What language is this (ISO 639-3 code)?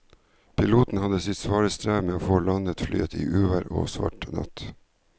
nor